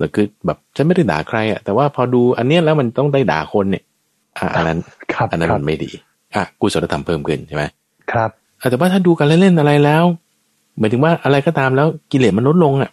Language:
Thai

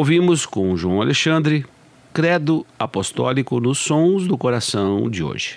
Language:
Portuguese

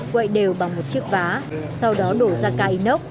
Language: Vietnamese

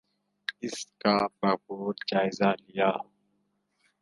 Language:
Urdu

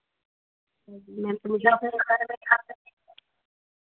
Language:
Hindi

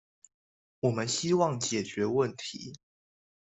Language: Chinese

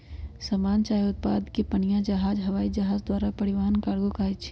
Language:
Magahi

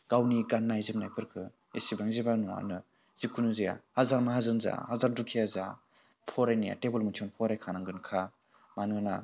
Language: Bodo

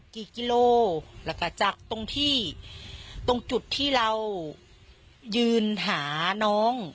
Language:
Thai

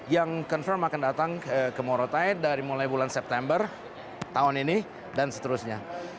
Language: Indonesian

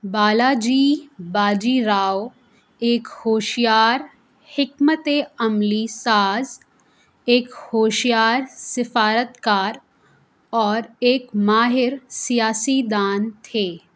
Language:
Urdu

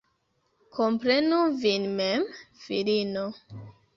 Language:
Esperanto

